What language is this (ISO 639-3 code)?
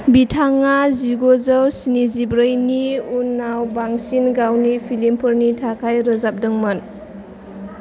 brx